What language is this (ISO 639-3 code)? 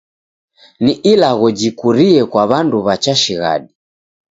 dav